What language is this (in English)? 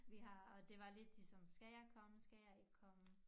Danish